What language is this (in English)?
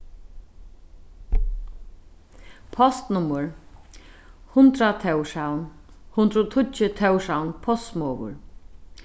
Faroese